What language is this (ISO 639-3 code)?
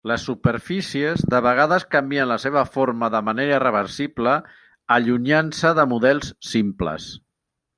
cat